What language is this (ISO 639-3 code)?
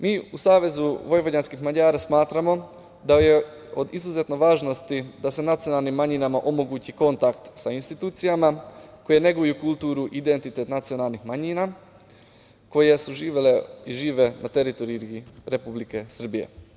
srp